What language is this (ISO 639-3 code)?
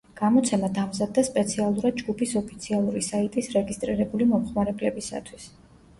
kat